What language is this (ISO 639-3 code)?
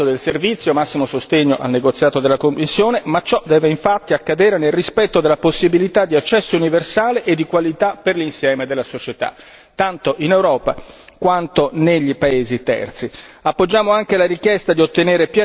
ita